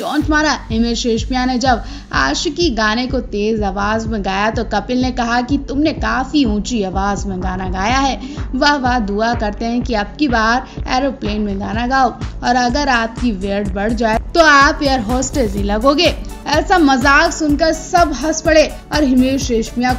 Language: Hindi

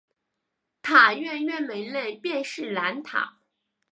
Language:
Chinese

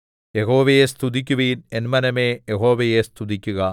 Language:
Malayalam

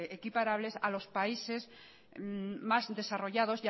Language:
Spanish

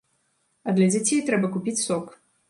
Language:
Belarusian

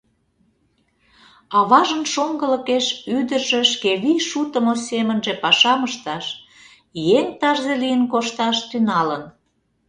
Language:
Mari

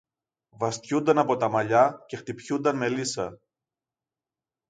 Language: Greek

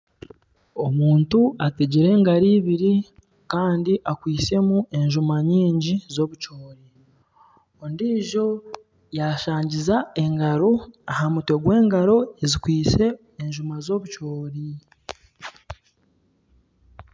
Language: Nyankole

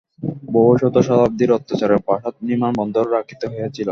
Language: Bangla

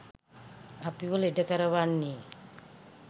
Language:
Sinhala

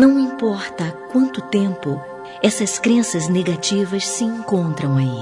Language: Portuguese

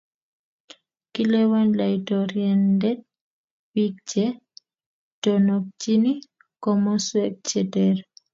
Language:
Kalenjin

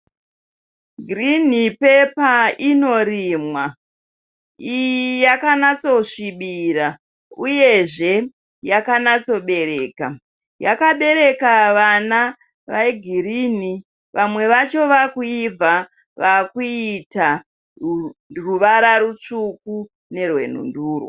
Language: Shona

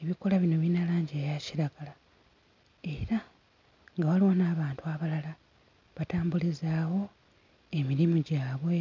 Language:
Ganda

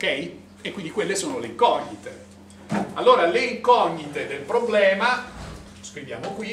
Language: Italian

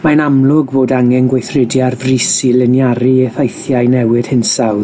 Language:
Welsh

